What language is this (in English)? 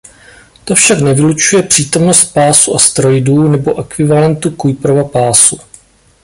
Czech